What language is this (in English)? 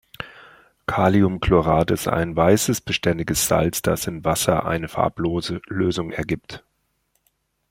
German